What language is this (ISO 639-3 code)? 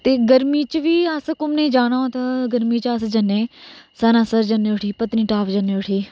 doi